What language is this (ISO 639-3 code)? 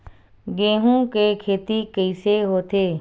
hne